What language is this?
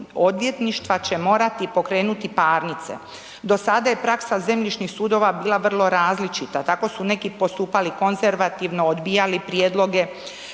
Croatian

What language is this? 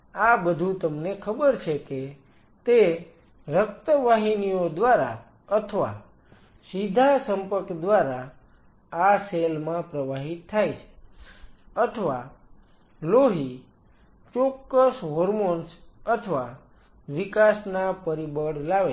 Gujarati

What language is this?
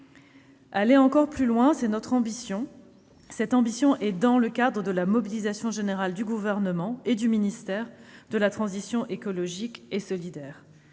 French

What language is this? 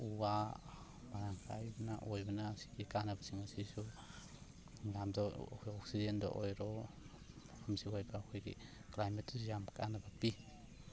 Manipuri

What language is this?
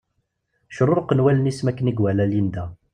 Kabyle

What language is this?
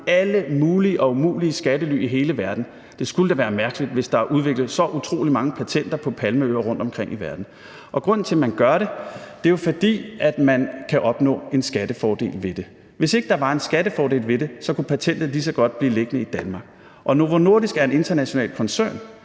Danish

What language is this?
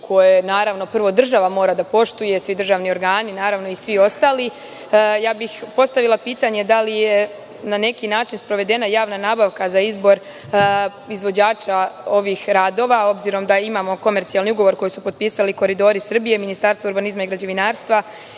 Serbian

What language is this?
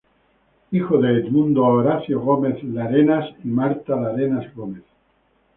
Spanish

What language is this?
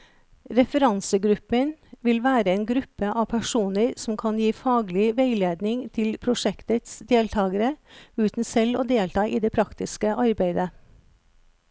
Norwegian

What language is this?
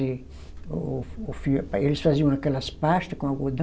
Portuguese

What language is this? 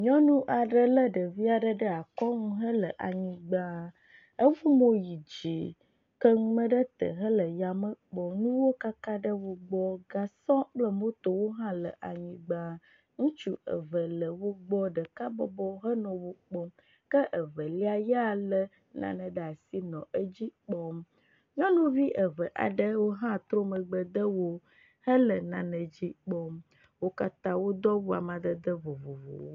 Ewe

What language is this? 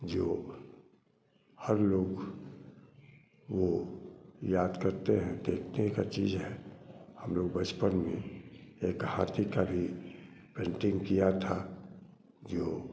Hindi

